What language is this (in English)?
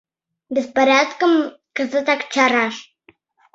Mari